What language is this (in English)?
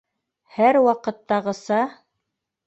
Bashkir